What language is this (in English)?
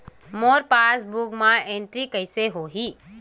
Chhattisgarhi